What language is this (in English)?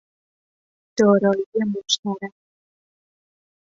Persian